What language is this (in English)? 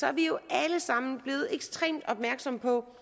Danish